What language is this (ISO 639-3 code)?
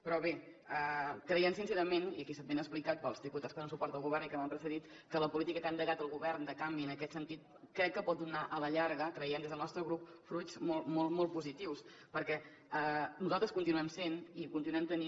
cat